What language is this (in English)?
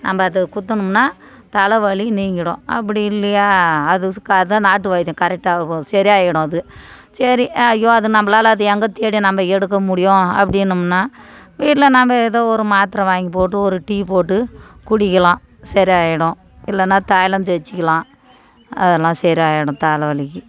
Tamil